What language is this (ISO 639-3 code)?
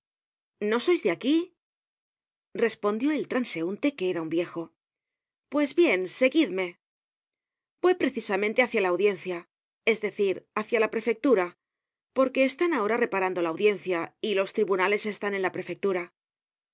spa